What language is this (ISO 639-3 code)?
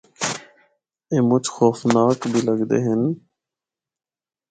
hno